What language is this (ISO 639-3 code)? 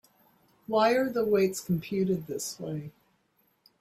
eng